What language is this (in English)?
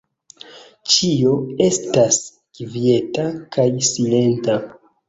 Esperanto